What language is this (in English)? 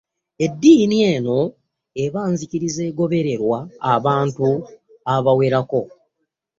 Ganda